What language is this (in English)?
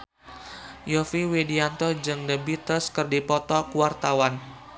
Sundanese